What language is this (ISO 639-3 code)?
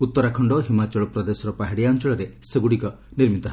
ori